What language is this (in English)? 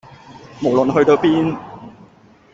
Cantonese